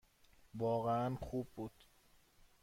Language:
Persian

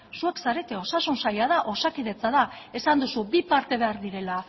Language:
Basque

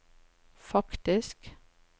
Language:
Norwegian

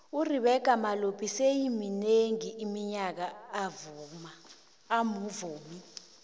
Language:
South Ndebele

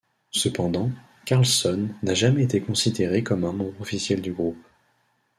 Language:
French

